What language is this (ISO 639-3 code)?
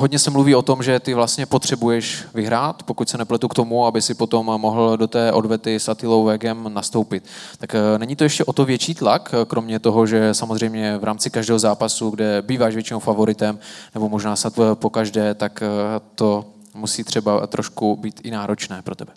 ces